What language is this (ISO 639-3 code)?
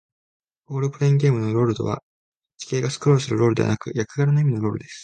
jpn